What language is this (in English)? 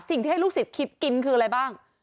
Thai